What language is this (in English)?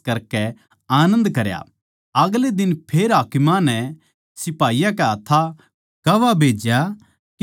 Haryanvi